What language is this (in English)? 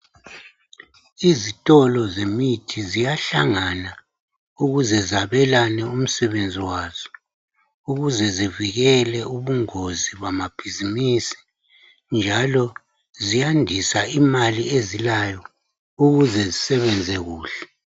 North Ndebele